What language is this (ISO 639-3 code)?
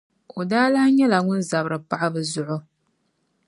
dag